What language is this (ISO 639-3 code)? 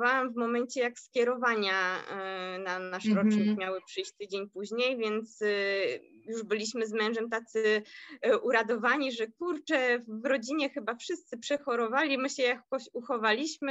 pol